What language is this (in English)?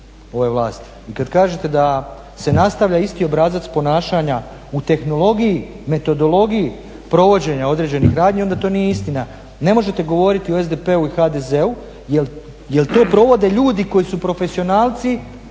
Croatian